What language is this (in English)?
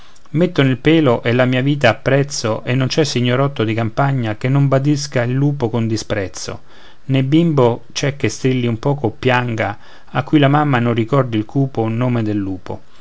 Italian